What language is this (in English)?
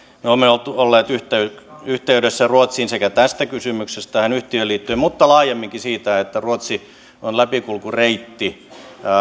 Finnish